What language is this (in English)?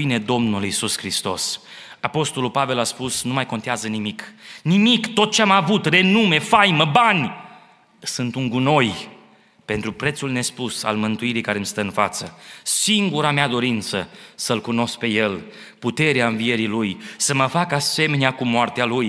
Romanian